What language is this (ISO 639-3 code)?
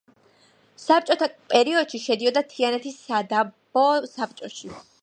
kat